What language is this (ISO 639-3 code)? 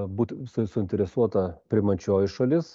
lit